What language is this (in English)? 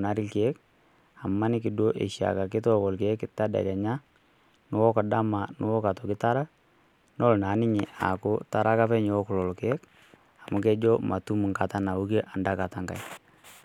Masai